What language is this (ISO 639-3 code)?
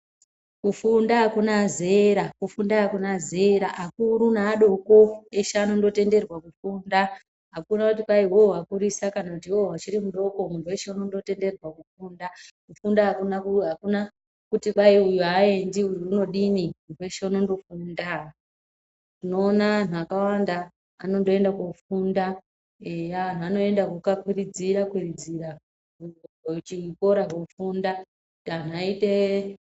ndc